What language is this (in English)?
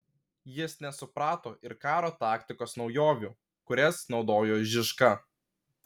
Lithuanian